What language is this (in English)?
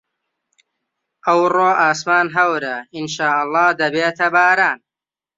Central Kurdish